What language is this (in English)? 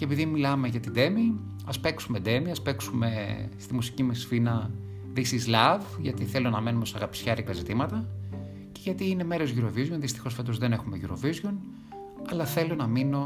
Greek